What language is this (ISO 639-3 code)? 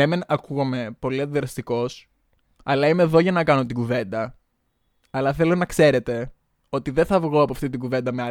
ell